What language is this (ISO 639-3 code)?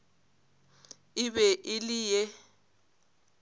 nso